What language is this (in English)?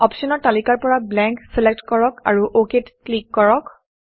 Assamese